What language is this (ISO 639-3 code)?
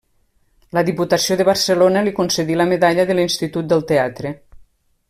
cat